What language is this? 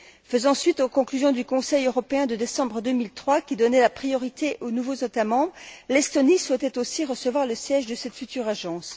French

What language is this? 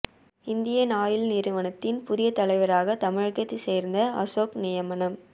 Tamil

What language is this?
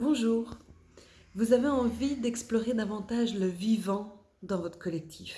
French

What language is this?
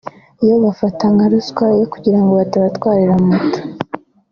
Kinyarwanda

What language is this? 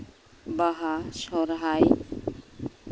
Santali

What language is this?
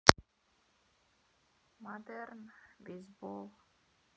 Russian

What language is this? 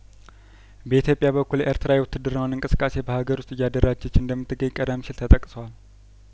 Amharic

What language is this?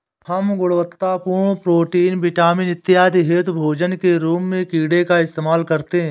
Hindi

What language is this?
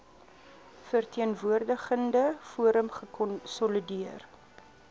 Afrikaans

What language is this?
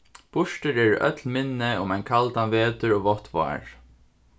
Faroese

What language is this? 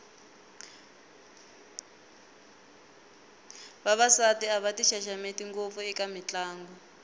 Tsonga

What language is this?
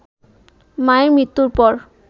Bangla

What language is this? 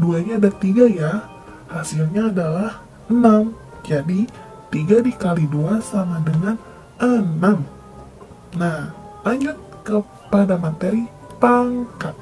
Indonesian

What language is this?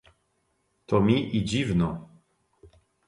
Polish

